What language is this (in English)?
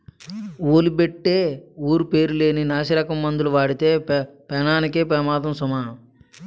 Telugu